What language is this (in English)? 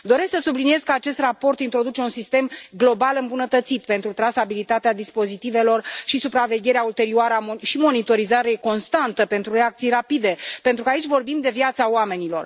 Romanian